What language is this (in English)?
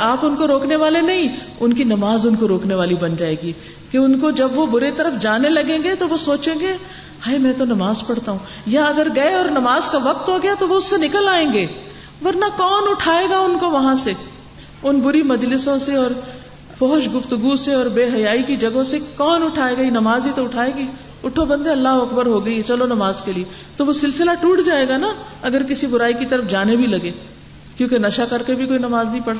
Urdu